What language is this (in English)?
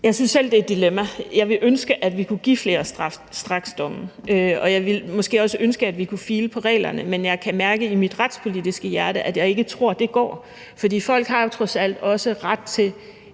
Danish